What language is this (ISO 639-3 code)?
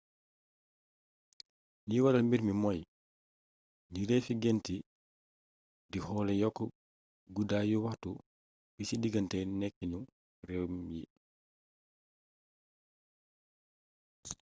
wol